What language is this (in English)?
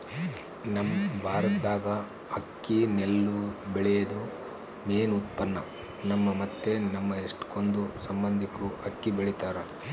Kannada